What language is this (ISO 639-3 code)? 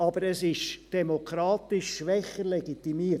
gsw